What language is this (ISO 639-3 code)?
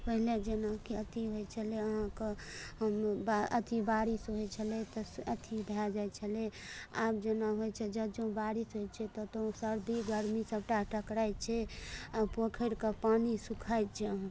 mai